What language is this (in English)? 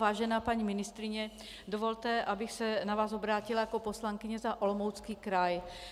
Czech